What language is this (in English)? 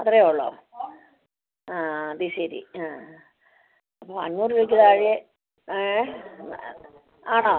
Malayalam